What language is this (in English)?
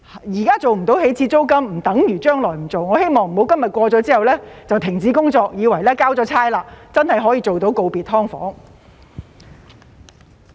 Cantonese